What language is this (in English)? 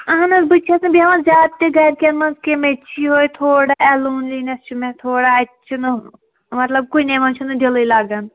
Kashmiri